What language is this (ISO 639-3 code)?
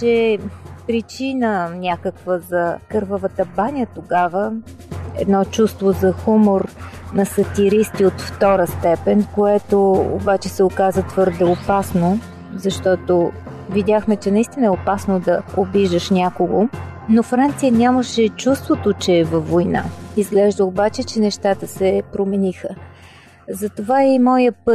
bul